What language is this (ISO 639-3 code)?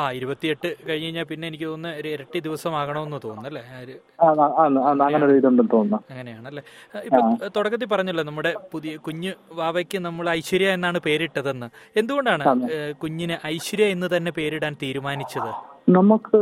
mal